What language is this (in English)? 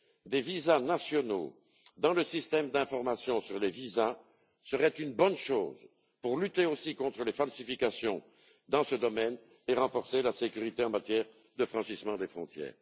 French